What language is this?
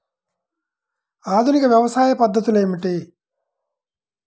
Telugu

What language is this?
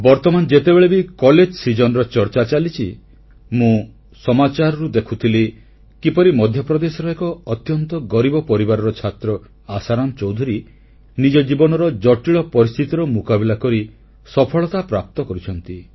Odia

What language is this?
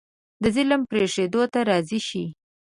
Pashto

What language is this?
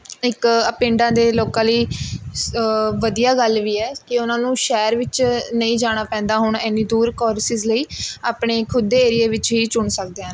Punjabi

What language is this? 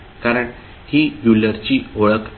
Marathi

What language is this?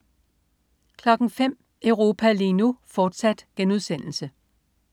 Danish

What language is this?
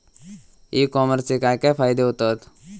Marathi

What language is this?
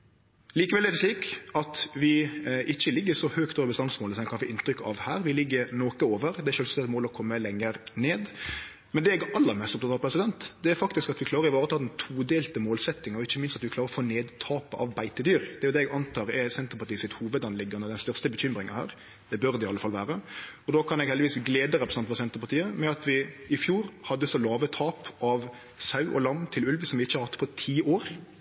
Norwegian Nynorsk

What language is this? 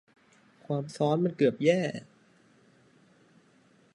Thai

